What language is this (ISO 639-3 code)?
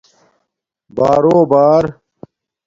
dmk